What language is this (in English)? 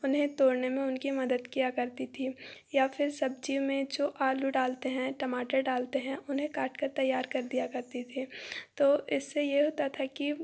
Hindi